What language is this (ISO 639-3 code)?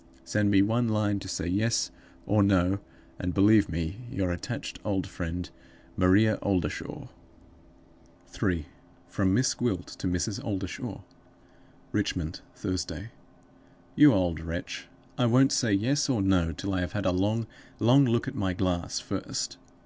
eng